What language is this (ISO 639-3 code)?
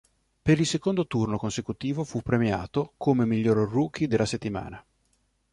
ita